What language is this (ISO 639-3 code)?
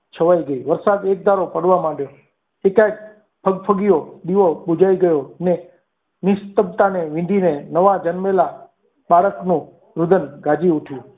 guj